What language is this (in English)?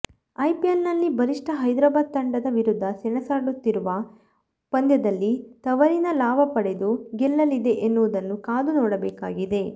Kannada